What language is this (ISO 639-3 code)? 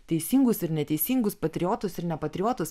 lit